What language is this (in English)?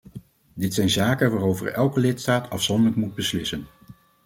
Dutch